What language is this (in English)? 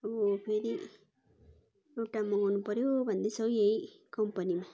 Nepali